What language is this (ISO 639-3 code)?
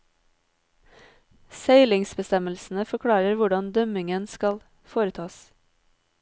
nor